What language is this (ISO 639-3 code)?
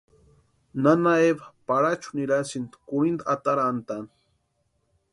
pua